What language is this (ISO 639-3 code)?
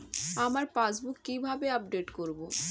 ben